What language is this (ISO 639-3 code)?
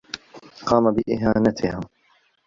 ara